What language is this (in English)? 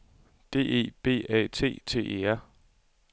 Danish